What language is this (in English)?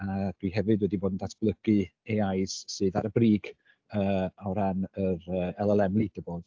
Welsh